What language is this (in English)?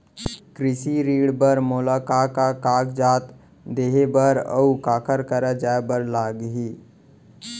Chhattisgarhi